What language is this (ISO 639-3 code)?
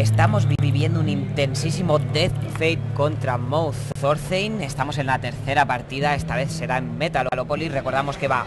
spa